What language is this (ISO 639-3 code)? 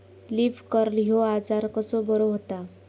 mar